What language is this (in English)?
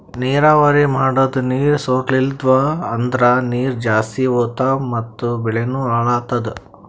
Kannada